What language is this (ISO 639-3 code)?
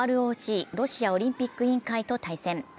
jpn